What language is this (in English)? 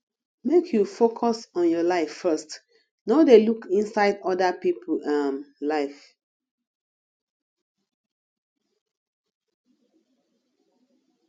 Nigerian Pidgin